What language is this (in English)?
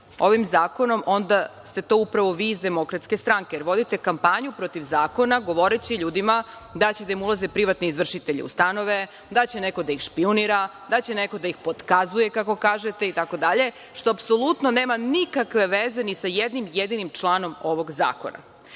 Serbian